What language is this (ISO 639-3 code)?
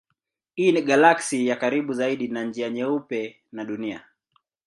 swa